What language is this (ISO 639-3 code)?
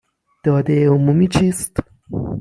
fas